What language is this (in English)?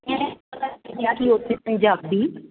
Punjabi